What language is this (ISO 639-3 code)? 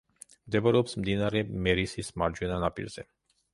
kat